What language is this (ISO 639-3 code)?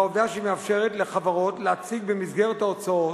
heb